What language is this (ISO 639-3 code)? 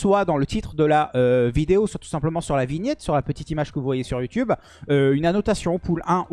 fra